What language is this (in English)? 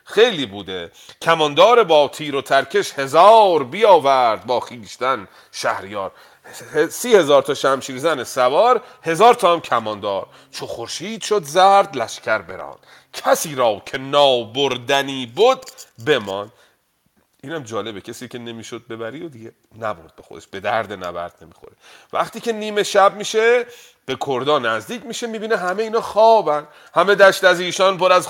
Persian